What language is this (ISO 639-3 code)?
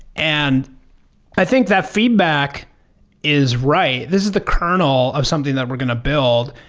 eng